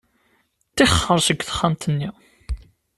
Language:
Kabyle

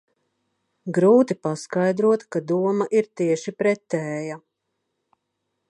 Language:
Latvian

